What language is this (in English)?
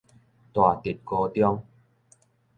Min Nan Chinese